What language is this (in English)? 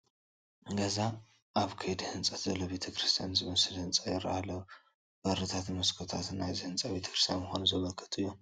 Tigrinya